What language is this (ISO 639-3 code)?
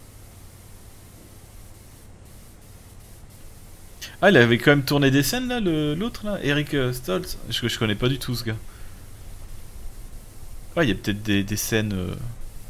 fra